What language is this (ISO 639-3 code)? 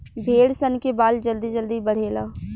bho